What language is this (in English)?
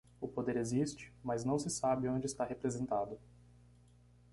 Portuguese